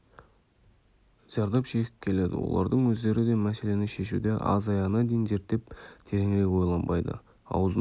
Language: Kazakh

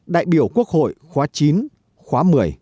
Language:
Vietnamese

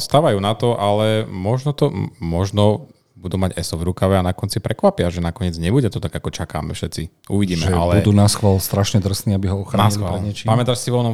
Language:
Slovak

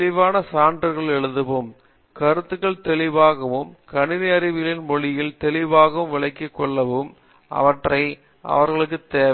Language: Tamil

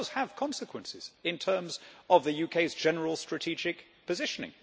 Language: English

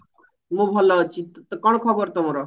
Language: Odia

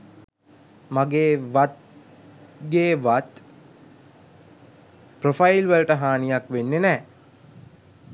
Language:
Sinhala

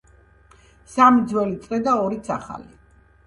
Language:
Georgian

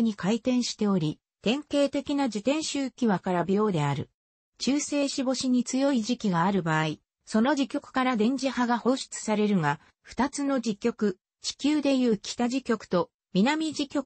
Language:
Japanese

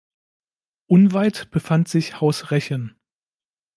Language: German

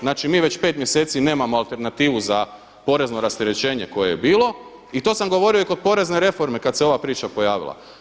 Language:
Croatian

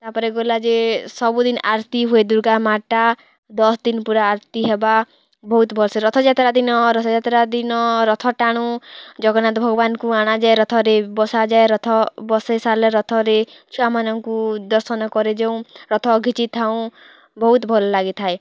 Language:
Odia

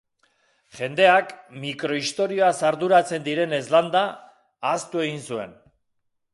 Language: Basque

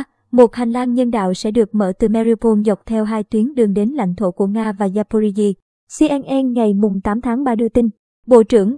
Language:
Vietnamese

